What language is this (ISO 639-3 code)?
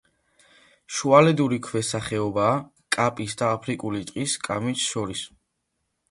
kat